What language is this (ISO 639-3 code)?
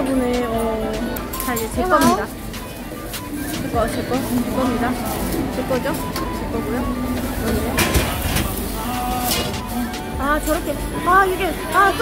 kor